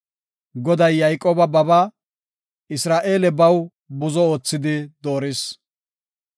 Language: Gofa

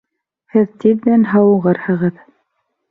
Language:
Bashkir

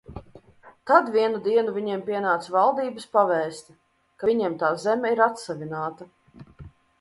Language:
Latvian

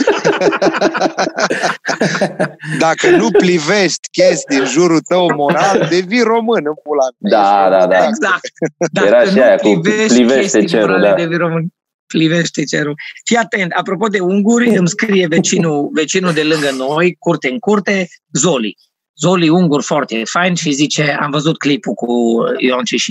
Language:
Romanian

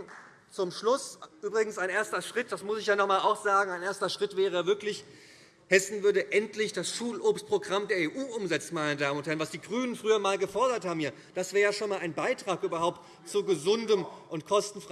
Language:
German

